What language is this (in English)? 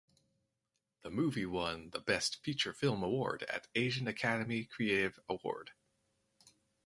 English